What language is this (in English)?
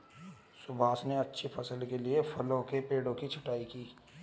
Hindi